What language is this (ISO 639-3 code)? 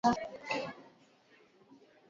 swa